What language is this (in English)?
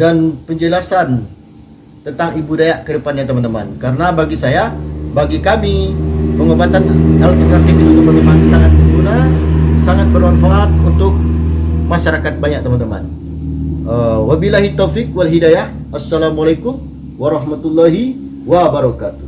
Indonesian